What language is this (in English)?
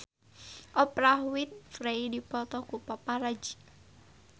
Sundanese